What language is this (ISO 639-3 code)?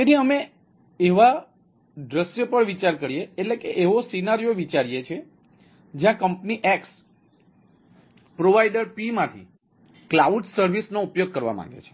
guj